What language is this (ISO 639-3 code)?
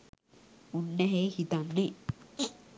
sin